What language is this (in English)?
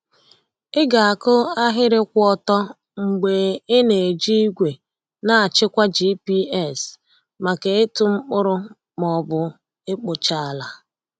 Igbo